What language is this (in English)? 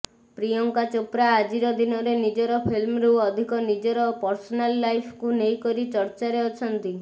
Odia